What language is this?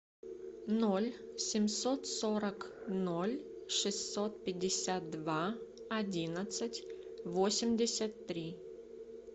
Russian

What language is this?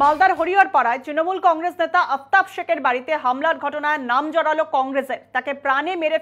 Hindi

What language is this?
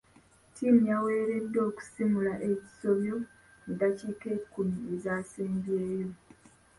Ganda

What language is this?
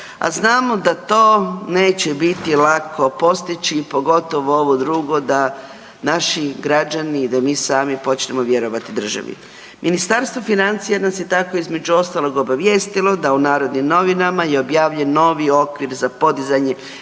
Croatian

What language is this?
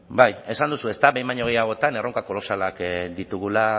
Basque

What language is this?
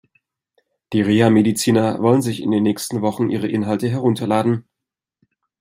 German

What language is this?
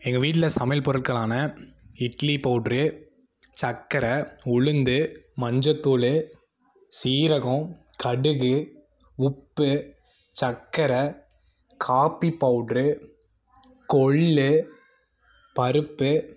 Tamil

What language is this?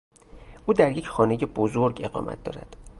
Persian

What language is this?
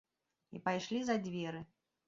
Belarusian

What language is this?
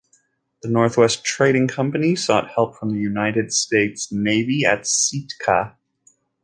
English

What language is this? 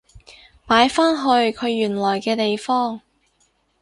Cantonese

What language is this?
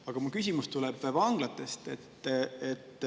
Estonian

